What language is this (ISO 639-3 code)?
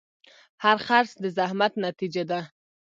pus